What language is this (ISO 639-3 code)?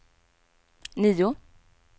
swe